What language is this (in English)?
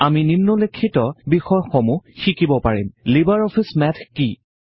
Assamese